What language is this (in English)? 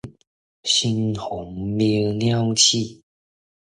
Min Nan Chinese